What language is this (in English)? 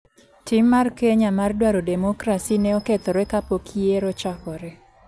Luo (Kenya and Tanzania)